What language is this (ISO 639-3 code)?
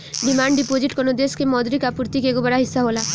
bho